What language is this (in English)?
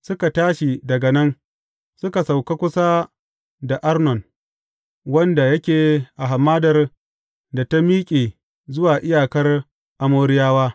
Hausa